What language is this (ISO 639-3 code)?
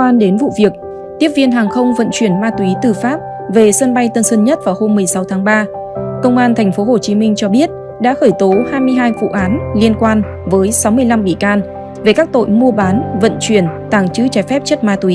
vie